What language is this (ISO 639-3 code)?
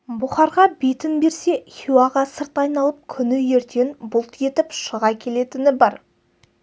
kaz